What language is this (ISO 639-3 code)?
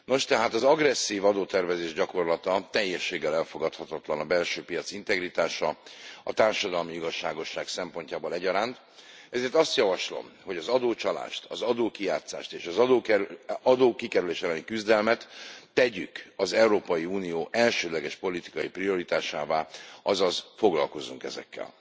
hun